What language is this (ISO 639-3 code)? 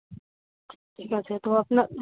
ben